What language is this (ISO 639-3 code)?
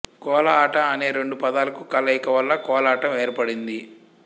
tel